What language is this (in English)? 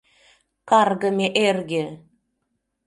Mari